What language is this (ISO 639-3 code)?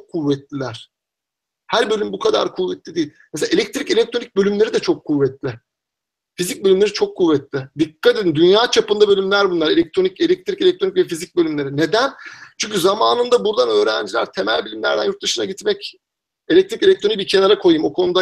tur